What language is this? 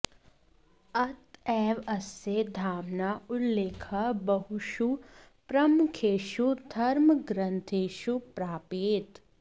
Sanskrit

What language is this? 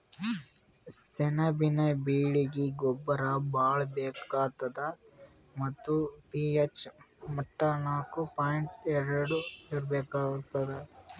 Kannada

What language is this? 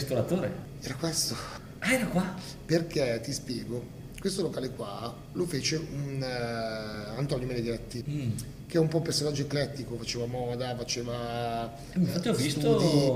Italian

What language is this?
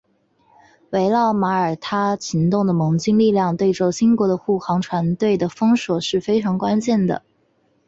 Chinese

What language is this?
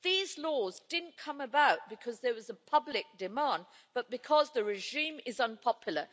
English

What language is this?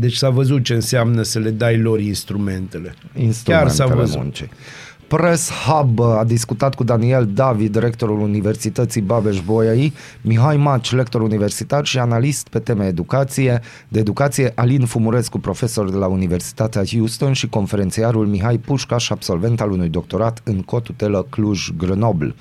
Romanian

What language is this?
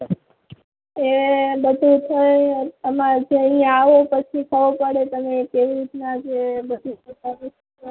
Gujarati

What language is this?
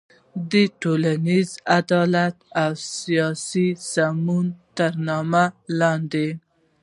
Pashto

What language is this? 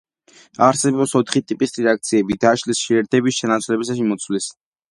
Georgian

